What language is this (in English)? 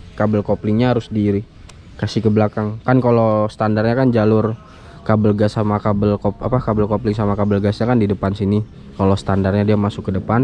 Indonesian